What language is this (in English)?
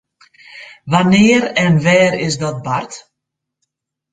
Western Frisian